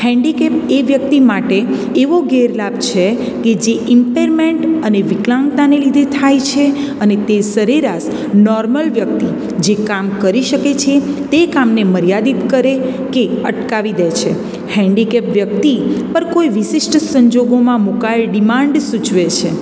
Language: Gujarati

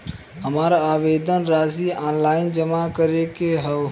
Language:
Bhojpuri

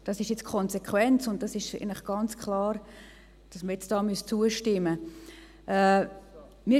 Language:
Swiss German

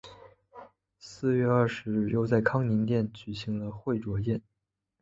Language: Chinese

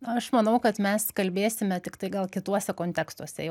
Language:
Lithuanian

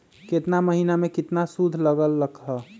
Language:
Magahi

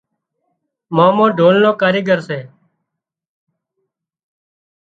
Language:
Wadiyara Koli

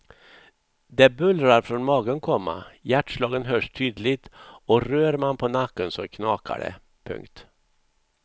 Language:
Swedish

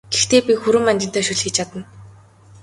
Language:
Mongolian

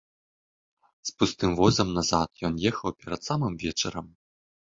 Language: Belarusian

